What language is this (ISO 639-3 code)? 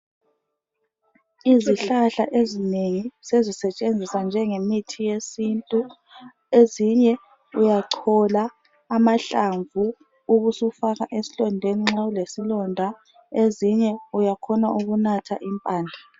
nde